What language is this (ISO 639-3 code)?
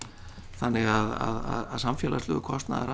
isl